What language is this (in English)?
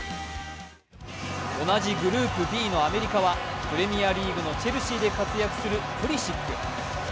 Japanese